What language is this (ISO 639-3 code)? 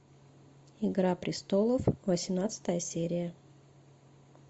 rus